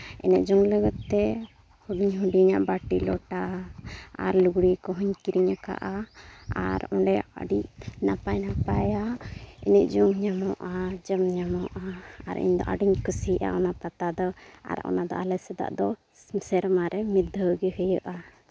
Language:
Santali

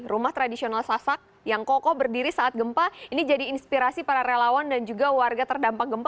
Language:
Indonesian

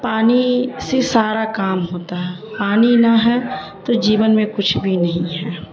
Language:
Urdu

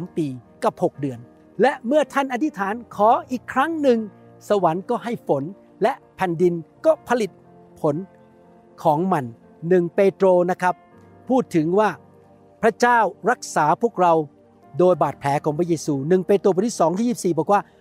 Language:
Thai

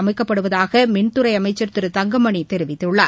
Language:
Tamil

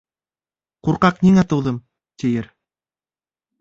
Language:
Bashkir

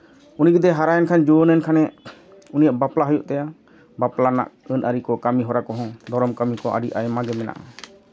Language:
Santali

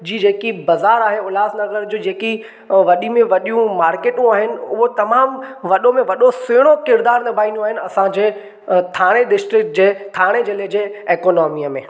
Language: Sindhi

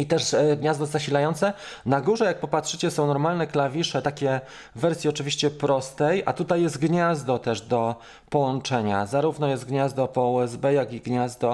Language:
Polish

